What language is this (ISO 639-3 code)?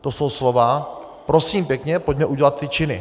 ces